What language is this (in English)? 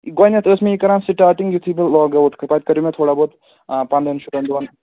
Kashmiri